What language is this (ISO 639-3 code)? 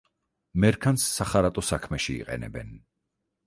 kat